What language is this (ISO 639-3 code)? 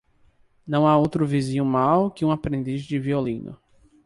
por